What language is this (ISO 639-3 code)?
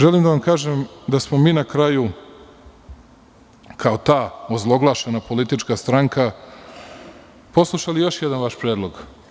srp